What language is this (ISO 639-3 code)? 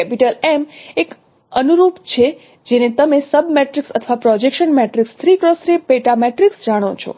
guj